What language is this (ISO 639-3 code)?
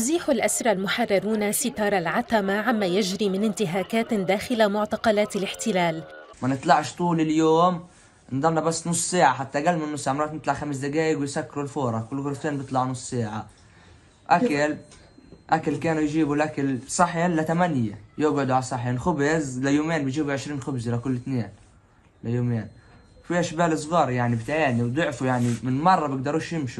ara